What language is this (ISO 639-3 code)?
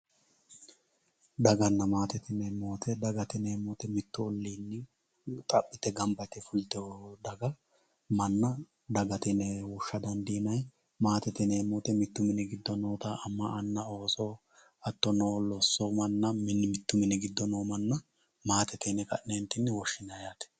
sid